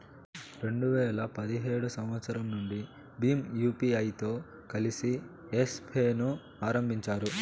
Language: Telugu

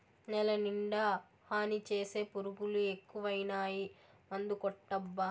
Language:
Telugu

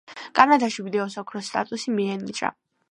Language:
Georgian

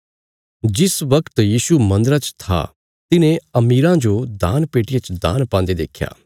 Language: Bilaspuri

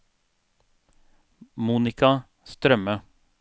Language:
Norwegian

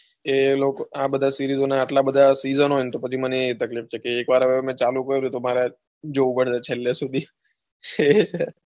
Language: Gujarati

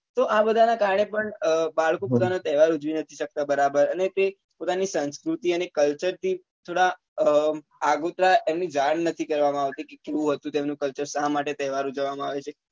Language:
Gujarati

